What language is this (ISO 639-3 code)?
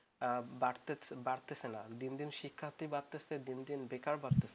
ben